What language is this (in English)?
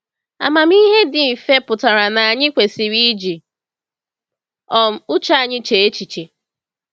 Igbo